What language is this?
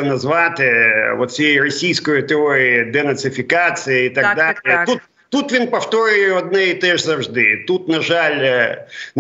Ukrainian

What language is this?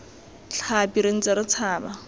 Tswana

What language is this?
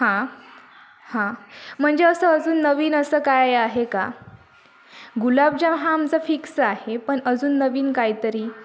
Marathi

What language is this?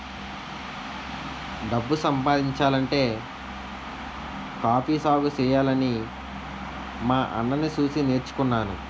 Telugu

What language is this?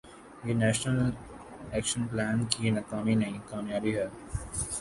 Urdu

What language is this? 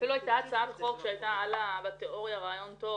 Hebrew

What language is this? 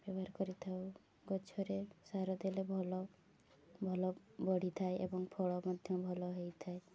Odia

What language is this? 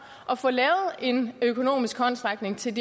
Danish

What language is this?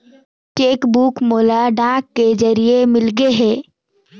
Chhattisgarhi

